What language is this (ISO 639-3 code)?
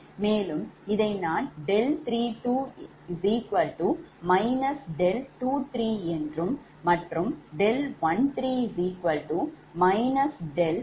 tam